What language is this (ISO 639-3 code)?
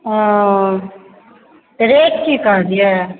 mai